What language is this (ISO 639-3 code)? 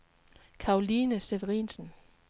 dan